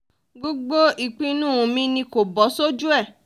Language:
Yoruba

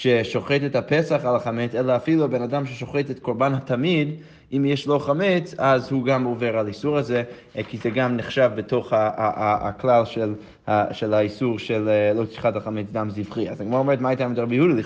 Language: Hebrew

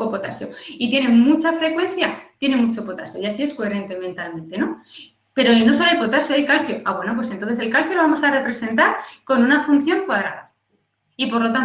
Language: Spanish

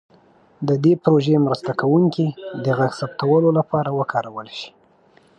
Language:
Pashto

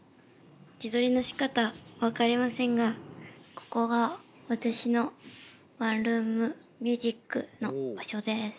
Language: Japanese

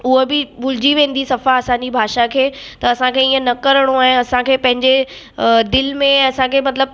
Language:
Sindhi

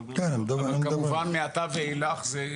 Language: Hebrew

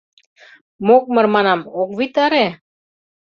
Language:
Mari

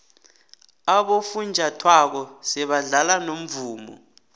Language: South Ndebele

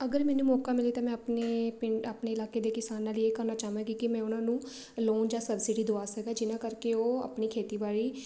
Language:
Punjabi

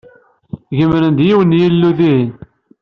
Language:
Kabyle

